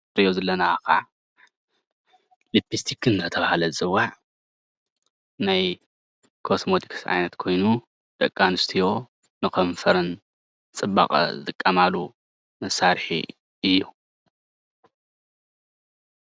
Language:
Tigrinya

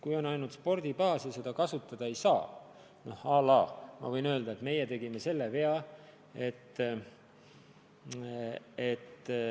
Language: Estonian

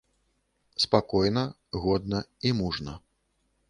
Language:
Belarusian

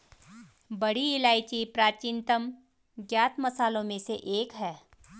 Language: Hindi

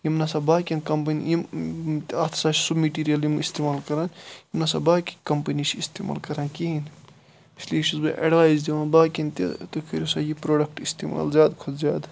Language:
Kashmiri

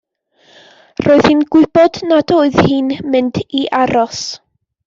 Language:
Welsh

